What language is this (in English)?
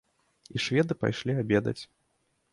Belarusian